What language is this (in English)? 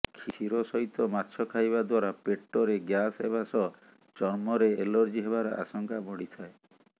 Odia